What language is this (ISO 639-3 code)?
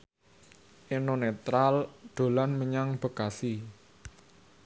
jav